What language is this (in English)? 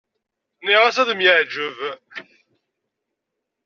Kabyle